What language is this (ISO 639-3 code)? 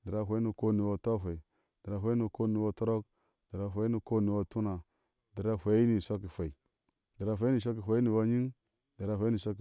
ahs